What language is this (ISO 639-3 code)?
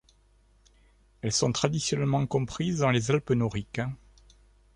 fra